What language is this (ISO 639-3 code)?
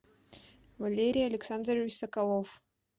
rus